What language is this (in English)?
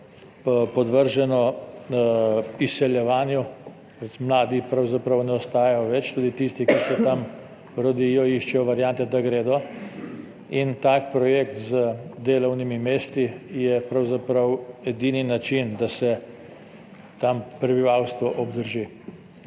Slovenian